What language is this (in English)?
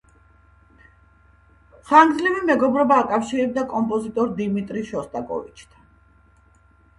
Georgian